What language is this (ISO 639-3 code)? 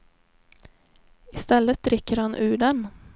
swe